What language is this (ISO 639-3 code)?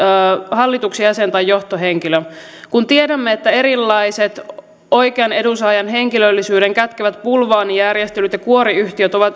fin